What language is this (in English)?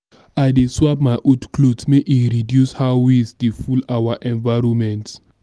Nigerian Pidgin